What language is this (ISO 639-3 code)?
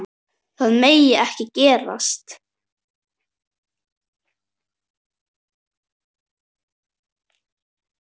isl